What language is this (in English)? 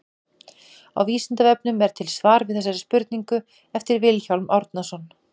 Icelandic